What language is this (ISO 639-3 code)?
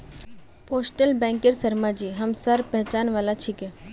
mag